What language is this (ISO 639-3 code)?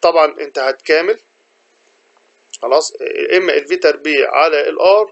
ara